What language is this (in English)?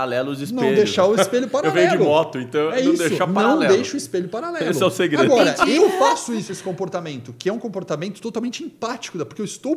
Portuguese